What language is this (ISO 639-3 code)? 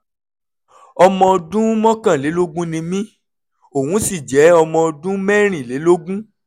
yor